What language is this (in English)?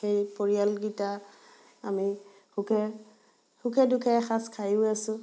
Assamese